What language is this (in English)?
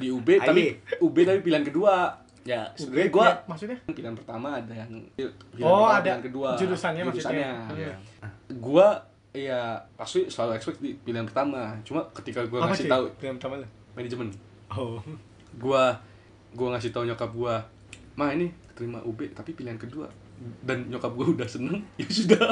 Indonesian